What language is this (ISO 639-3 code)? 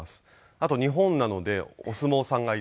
jpn